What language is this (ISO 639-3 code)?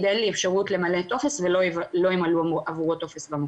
heb